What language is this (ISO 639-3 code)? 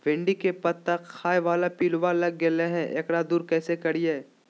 mag